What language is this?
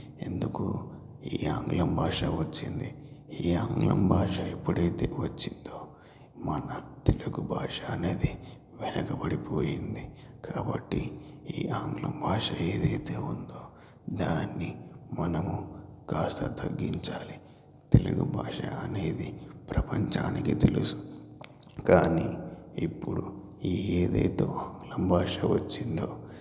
Telugu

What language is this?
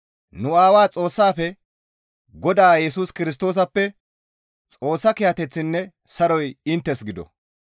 Gamo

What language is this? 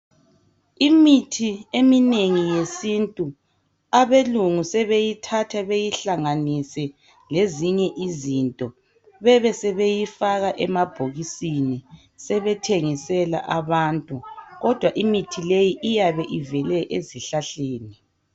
North Ndebele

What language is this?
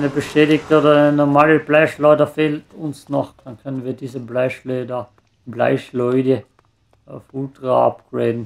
German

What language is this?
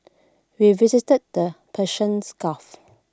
English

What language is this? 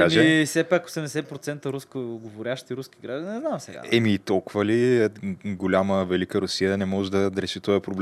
Bulgarian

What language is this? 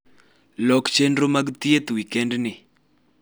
Luo (Kenya and Tanzania)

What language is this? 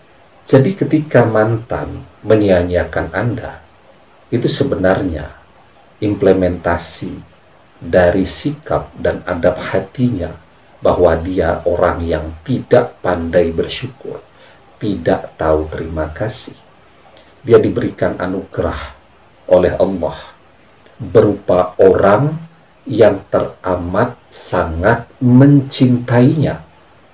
Indonesian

